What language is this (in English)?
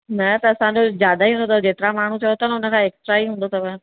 Sindhi